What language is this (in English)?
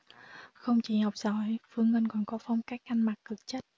Vietnamese